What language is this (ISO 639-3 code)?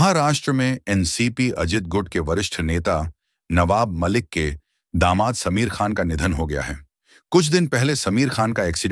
hin